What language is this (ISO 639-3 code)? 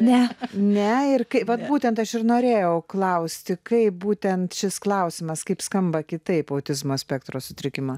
lit